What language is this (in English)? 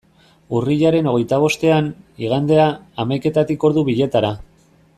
Basque